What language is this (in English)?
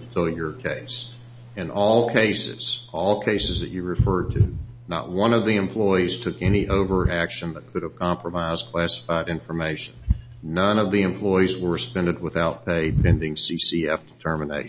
English